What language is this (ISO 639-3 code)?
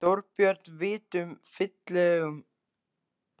isl